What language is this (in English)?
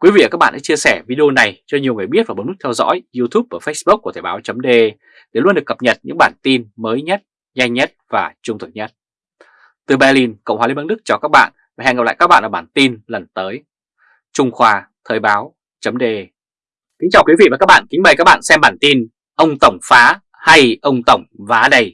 Vietnamese